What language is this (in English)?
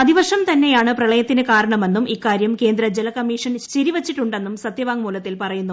Malayalam